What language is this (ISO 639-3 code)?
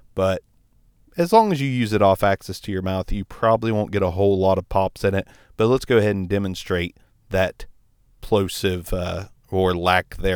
eng